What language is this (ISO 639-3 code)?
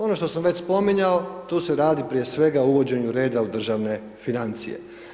hrv